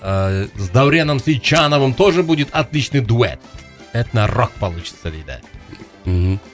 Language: Kazakh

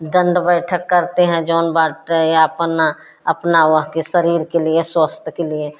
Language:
Hindi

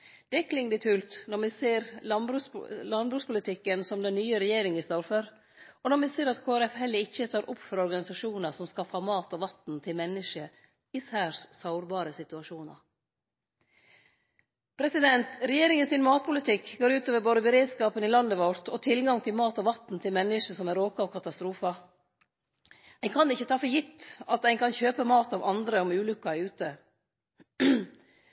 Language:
Norwegian Nynorsk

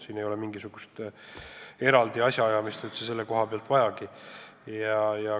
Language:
Estonian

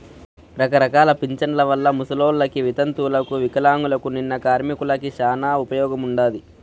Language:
Telugu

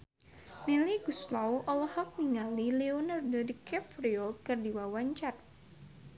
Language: Sundanese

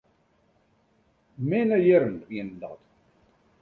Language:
Western Frisian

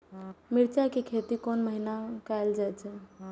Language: Maithili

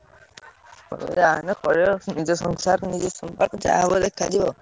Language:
Odia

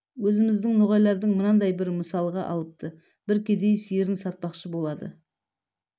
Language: Kazakh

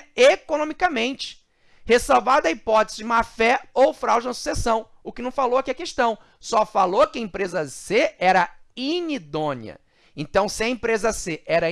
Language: Portuguese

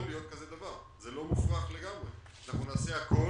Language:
Hebrew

